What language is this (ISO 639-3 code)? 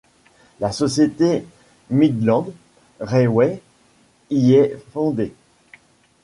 fra